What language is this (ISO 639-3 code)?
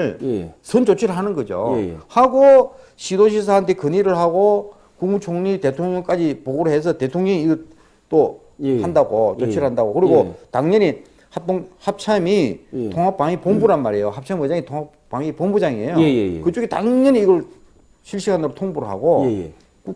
kor